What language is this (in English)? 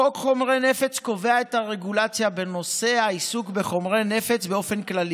Hebrew